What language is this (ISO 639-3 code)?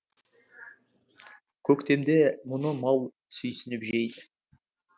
kaz